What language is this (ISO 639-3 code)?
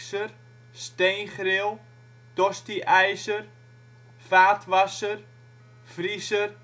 nld